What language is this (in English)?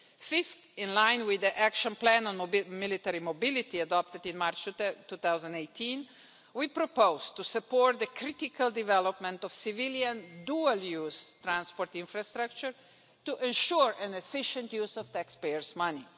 English